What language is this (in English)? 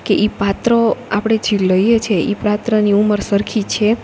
Gujarati